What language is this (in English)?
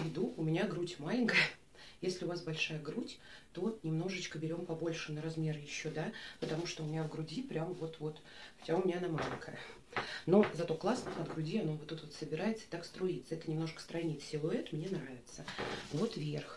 Russian